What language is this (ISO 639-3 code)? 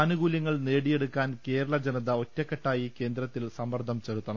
mal